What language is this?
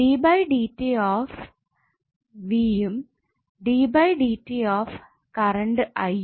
Malayalam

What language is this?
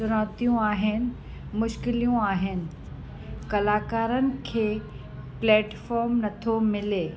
Sindhi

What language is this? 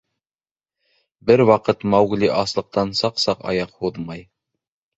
Bashkir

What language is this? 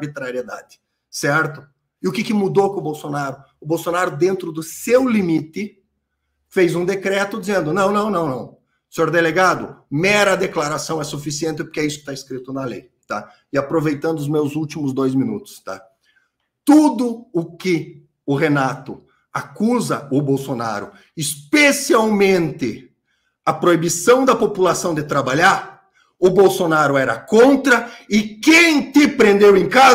Portuguese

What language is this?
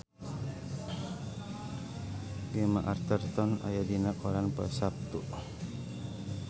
Sundanese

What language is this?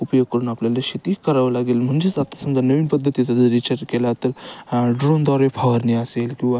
Marathi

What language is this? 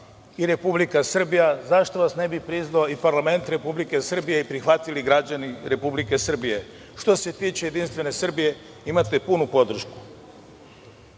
Serbian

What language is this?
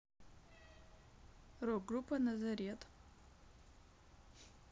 Russian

